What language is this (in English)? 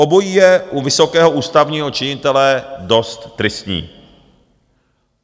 Czech